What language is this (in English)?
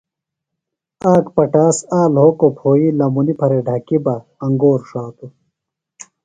Phalura